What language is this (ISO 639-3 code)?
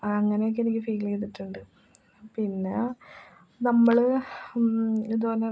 mal